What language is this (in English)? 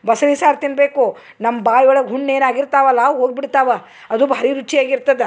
Kannada